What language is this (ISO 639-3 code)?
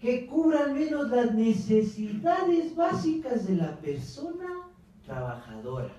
spa